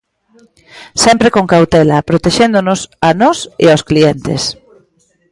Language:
Galician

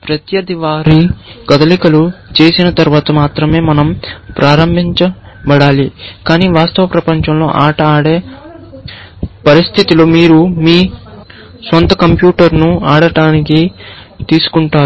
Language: Telugu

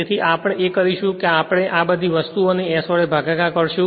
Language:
Gujarati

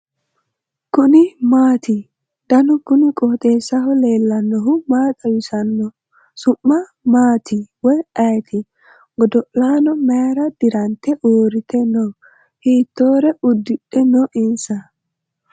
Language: Sidamo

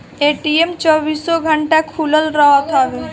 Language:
Bhojpuri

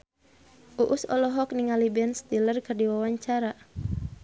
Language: Sundanese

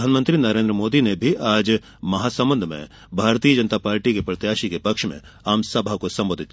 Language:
Hindi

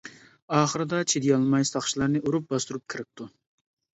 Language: Uyghur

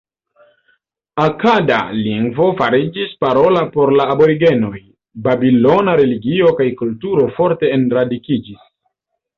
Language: Esperanto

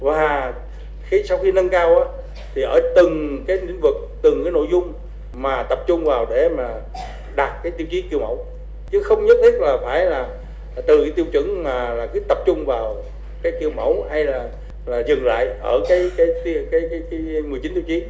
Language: Vietnamese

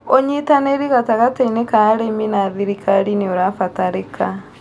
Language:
Kikuyu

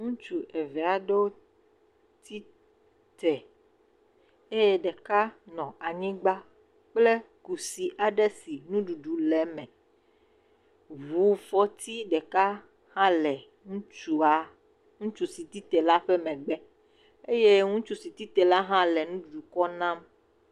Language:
Ewe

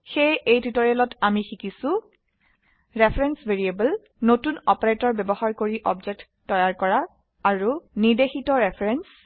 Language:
Assamese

